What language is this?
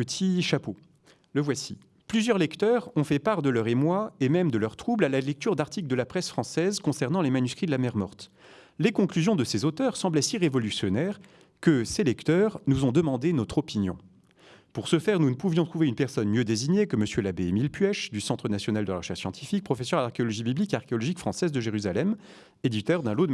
French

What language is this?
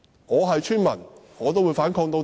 Cantonese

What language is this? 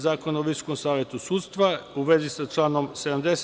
Serbian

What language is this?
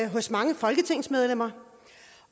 Danish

